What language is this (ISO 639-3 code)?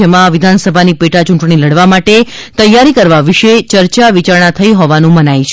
guj